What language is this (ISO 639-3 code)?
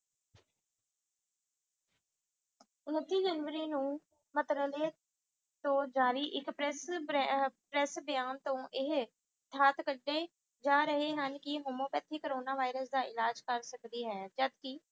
pan